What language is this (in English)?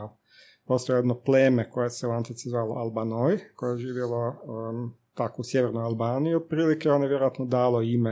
Croatian